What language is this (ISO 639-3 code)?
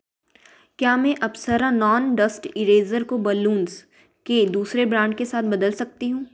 hin